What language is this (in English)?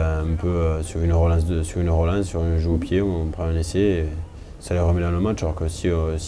French